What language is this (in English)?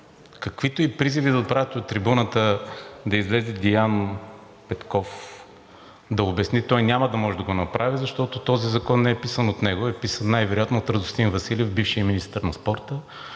Bulgarian